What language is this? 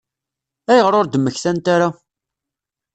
Kabyle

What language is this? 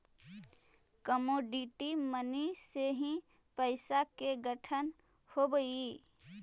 Magahi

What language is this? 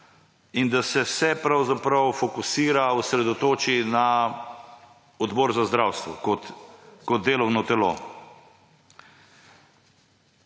Slovenian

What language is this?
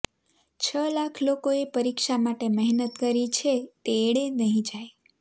Gujarati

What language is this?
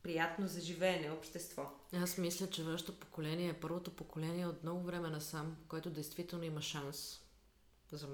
Bulgarian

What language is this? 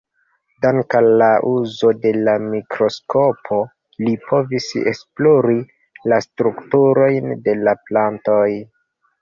Esperanto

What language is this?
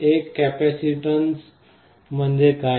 Marathi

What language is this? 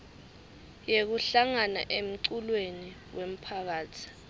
Swati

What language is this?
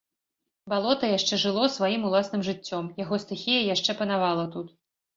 Belarusian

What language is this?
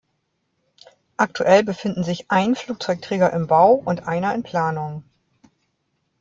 German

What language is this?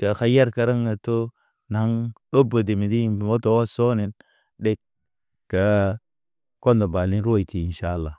Naba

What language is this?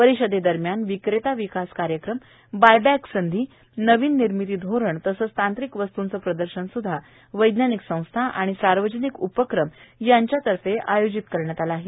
Marathi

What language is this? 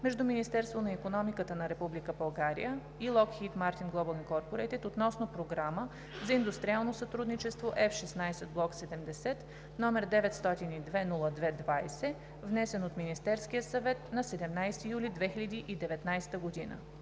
Bulgarian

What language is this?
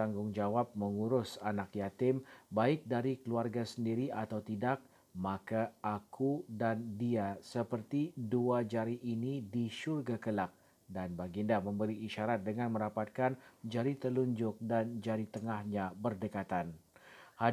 Malay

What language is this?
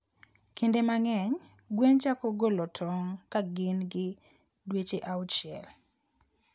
Luo (Kenya and Tanzania)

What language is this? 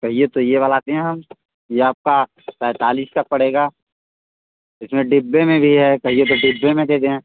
Hindi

